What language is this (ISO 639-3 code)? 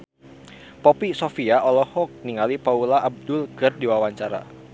sun